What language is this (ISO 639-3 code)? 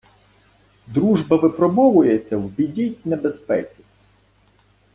ukr